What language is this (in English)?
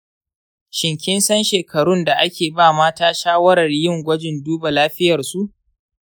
Hausa